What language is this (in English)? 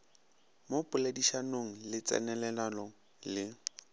Northern Sotho